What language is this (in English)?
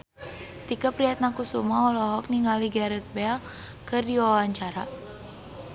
Sundanese